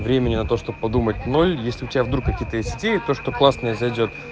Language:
Russian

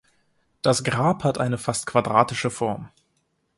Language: German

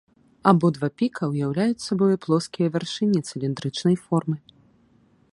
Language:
Belarusian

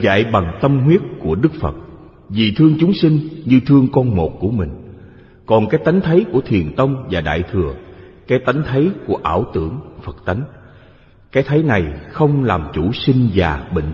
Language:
Vietnamese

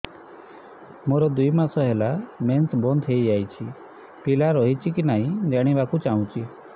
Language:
Odia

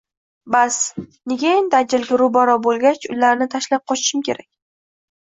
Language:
Uzbek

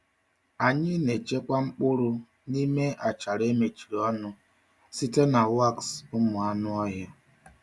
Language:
Igbo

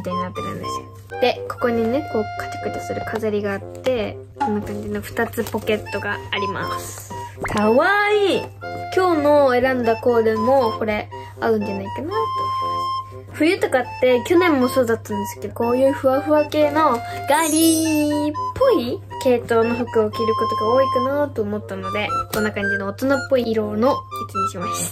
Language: Japanese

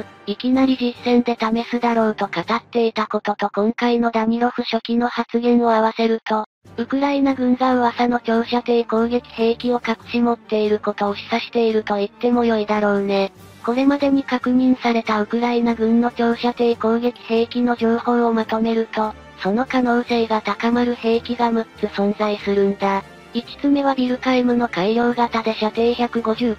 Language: Japanese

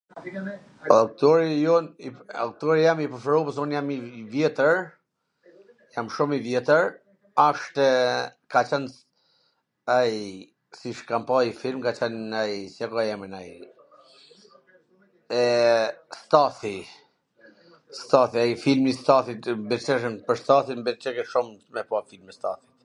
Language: Gheg Albanian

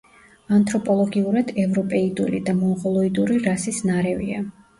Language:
Georgian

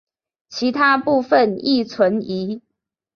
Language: Chinese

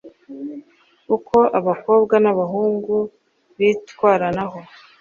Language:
Kinyarwanda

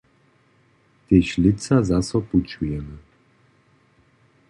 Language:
Upper Sorbian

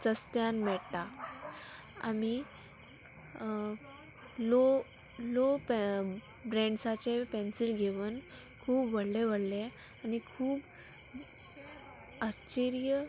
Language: Konkani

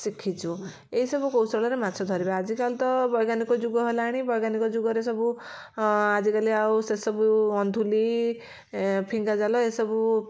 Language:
Odia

